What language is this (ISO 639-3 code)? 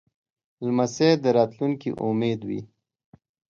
pus